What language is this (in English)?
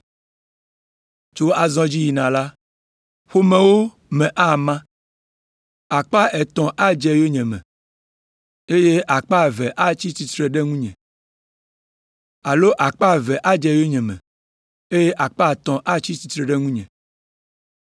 Ewe